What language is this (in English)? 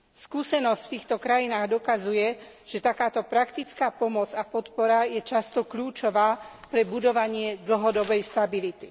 Slovak